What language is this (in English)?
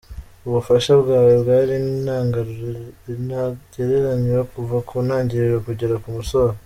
Kinyarwanda